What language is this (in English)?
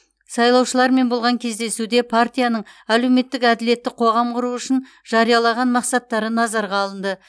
Kazakh